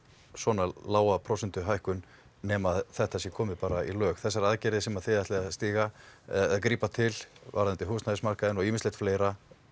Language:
Icelandic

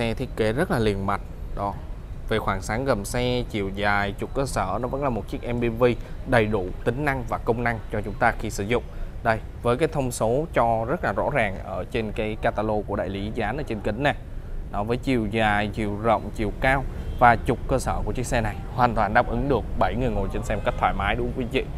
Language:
Vietnamese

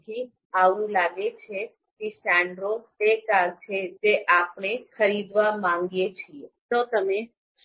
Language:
Gujarati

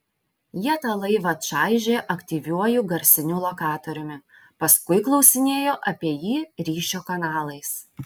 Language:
Lithuanian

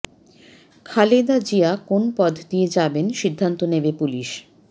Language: Bangla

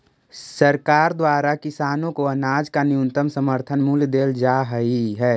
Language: Magahi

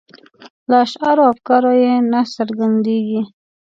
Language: Pashto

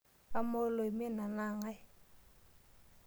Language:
Masai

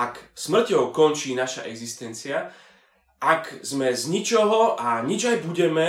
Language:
Slovak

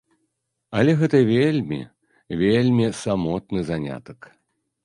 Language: Belarusian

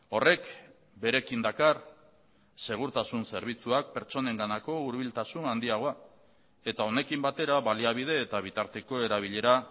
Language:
Basque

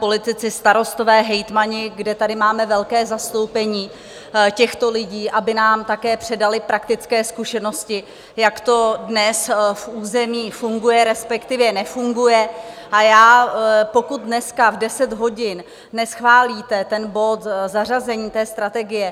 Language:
Czech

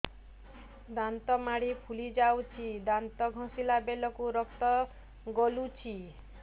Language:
Odia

